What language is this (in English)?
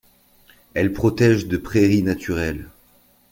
French